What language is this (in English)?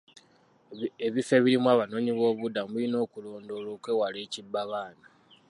Ganda